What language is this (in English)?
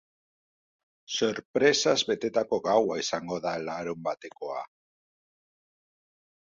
Basque